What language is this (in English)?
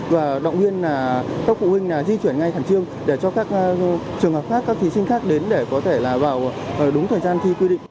Vietnamese